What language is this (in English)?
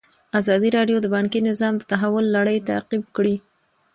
Pashto